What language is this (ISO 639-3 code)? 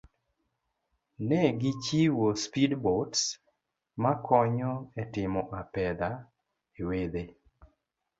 luo